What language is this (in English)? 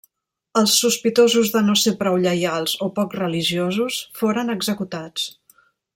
Catalan